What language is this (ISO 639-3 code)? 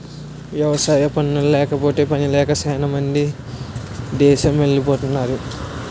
tel